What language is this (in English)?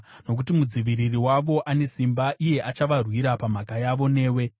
Shona